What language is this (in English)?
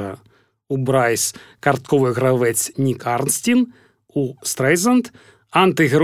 Ukrainian